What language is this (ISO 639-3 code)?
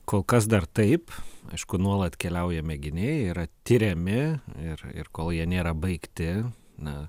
lit